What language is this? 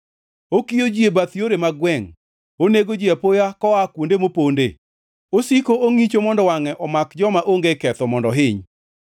Luo (Kenya and Tanzania)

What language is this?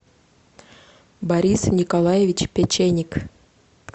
Russian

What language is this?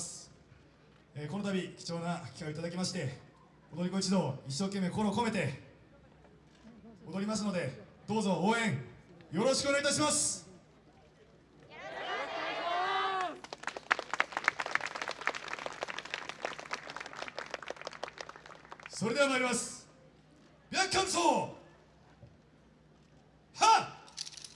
Japanese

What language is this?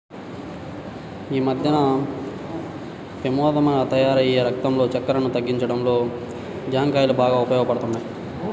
Telugu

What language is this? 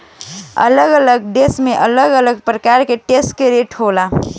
Bhojpuri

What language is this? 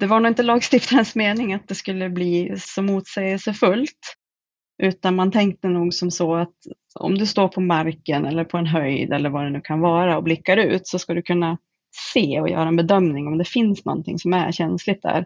Swedish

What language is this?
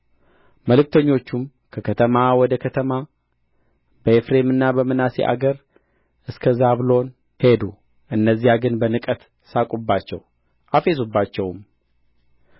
Amharic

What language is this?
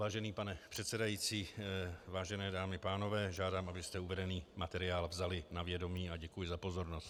Czech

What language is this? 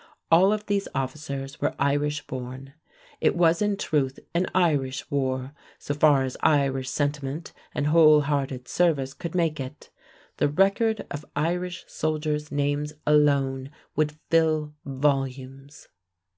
English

